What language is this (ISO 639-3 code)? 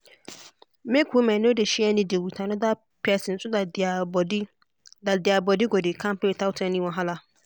pcm